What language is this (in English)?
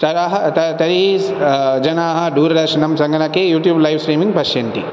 Sanskrit